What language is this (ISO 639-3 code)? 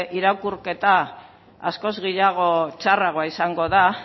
eus